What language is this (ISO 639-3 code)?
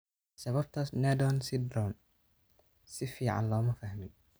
som